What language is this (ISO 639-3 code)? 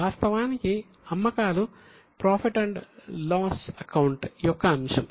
tel